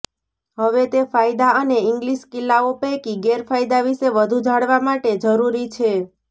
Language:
Gujarati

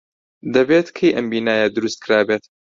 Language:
Central Kurdish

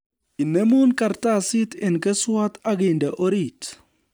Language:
Kalenjin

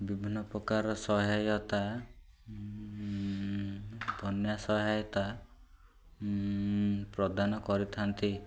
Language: Odia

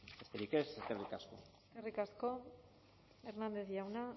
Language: Basque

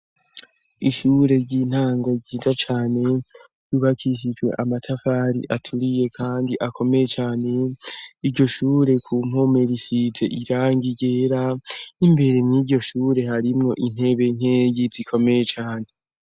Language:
Rundi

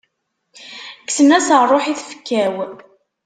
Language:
Kabyle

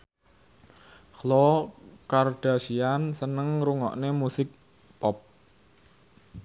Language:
Javanese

